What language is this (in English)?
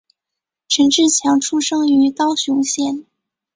Chinese